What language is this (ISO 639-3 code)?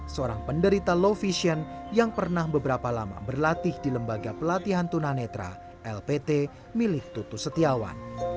ind